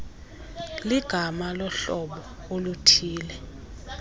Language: Xhosa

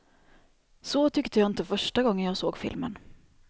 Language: Swedish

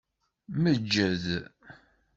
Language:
Kabyle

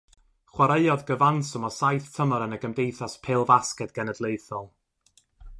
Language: Welsh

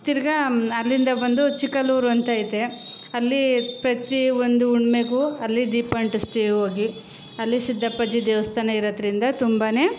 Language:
Kannada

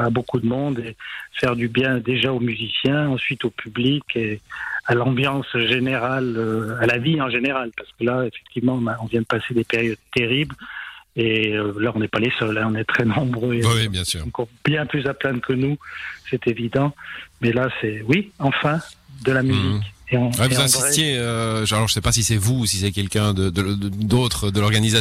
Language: French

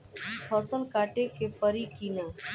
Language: Bhojpuri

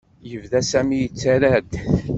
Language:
Kabyle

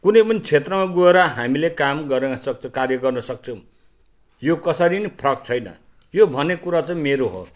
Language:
Nepali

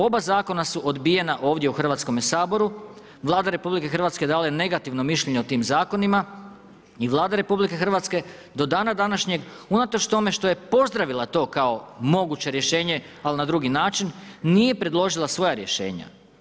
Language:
Croatian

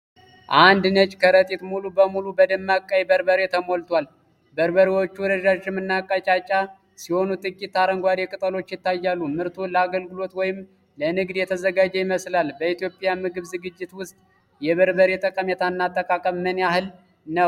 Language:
Amharic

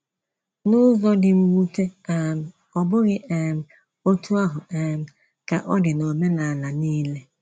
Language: Igbo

